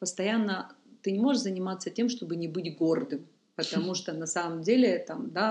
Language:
Russian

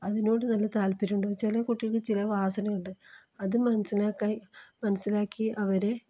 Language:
Malayalam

